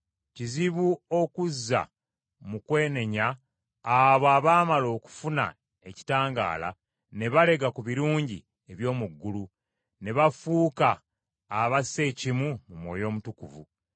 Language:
Ganda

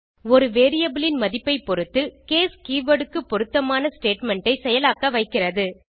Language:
Tamil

